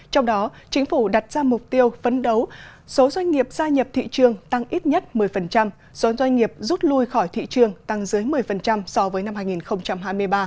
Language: Vietnamese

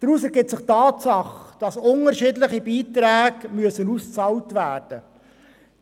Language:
Swiss German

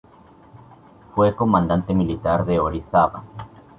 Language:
Spanish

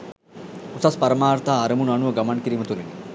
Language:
Sinhala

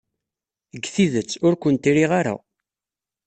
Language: Kabyle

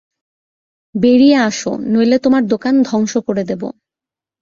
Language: Bangla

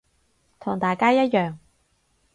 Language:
Cantonese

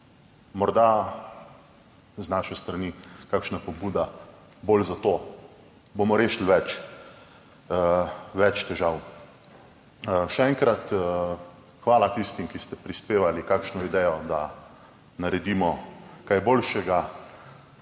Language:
Slovenian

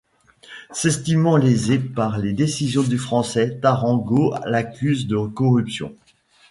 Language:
French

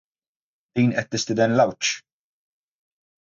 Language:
Maltese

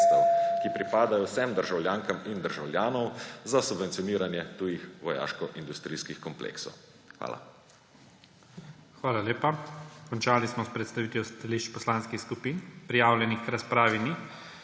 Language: Slovenian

